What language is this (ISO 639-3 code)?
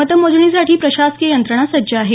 mar